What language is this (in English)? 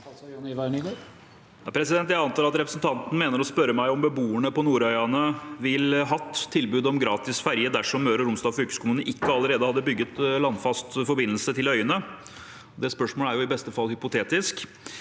Norwegian